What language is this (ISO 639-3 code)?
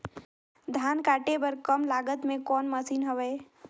hne